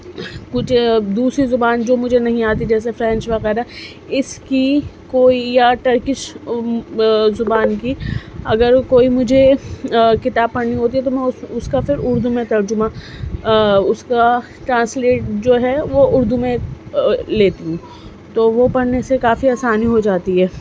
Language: Urdu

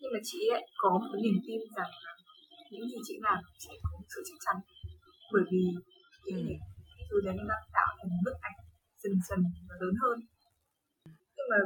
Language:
Vietnamese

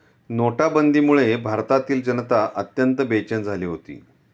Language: Marathi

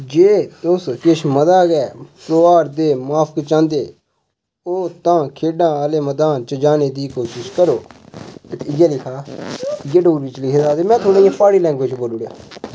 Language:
Dogri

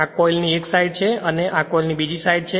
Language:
Gujarati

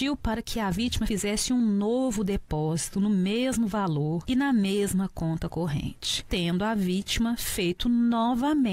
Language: Portuguese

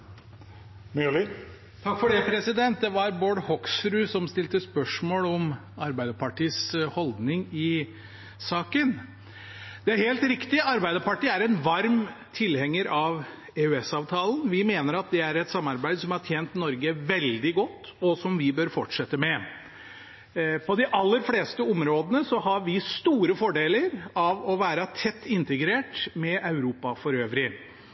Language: Norwegian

